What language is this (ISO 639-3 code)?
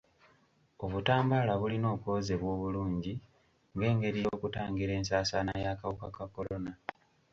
lug